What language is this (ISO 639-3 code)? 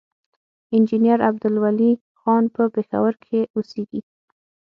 pus